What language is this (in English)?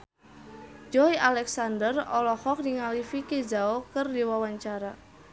Sundanese